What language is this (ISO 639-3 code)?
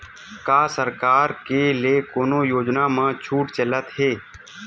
hne